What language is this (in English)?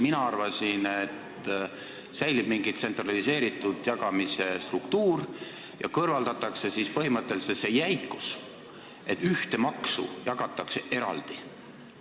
Estonian